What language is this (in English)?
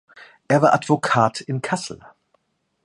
German